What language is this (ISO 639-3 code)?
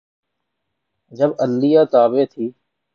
urd